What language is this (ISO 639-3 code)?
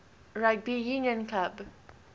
eng